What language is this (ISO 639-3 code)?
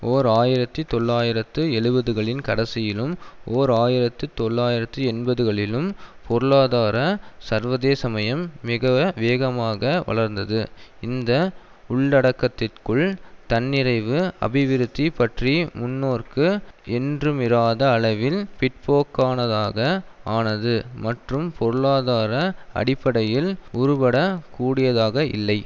tam